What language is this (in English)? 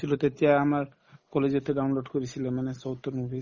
Assamese